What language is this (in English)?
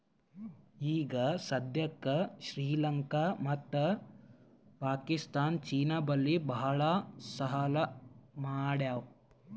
Kannada